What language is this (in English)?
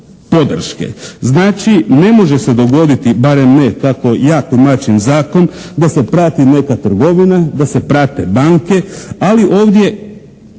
Croatian